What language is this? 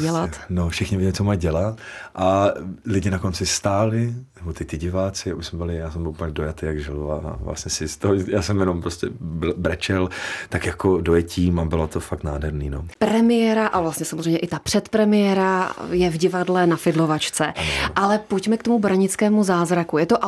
Czech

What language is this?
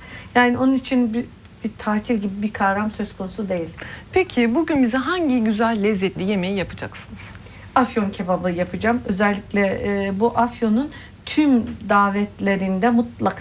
Turkish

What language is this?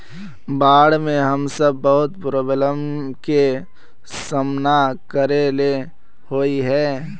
Magahi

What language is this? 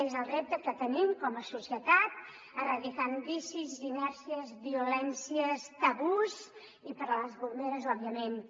Catalan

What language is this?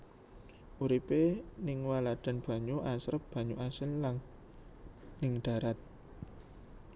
Javanese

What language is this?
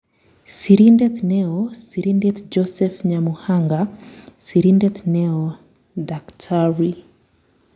Kalenjin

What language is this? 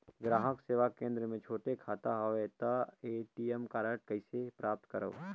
Chhattisgarhi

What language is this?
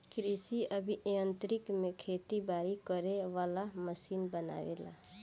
Bhojpuri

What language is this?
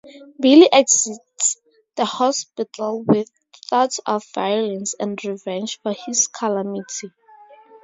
English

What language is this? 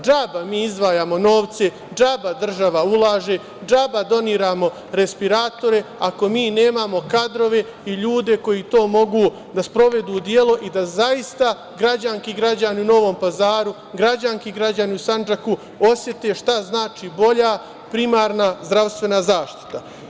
Serbian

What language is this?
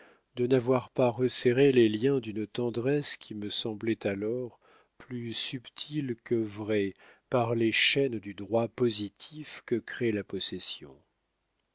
French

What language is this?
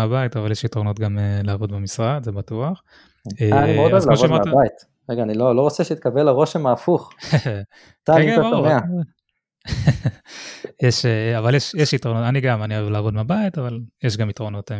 Hebrew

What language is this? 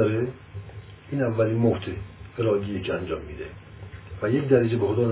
Persian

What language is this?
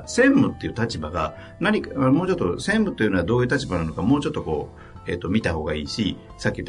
Japanese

